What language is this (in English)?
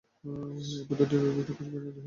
Bangla